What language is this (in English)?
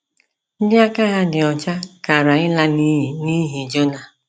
Igbo